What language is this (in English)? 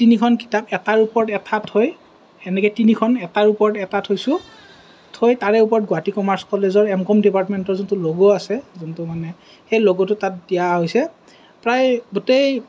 Assamese